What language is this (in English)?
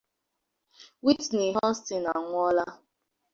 Igbo